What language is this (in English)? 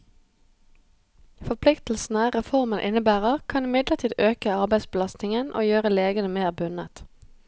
Norwegian